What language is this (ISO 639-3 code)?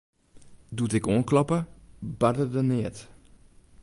fry